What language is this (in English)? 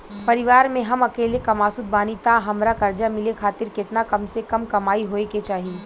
Bhojpuri